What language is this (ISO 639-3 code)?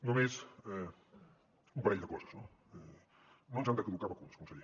cat